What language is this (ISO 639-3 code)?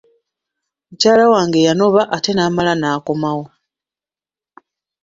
lug